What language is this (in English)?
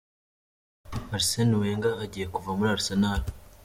Kinyarwanda